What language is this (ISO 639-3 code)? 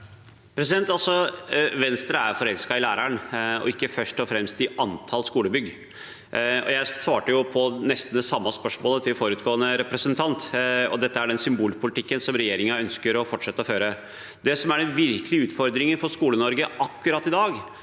nor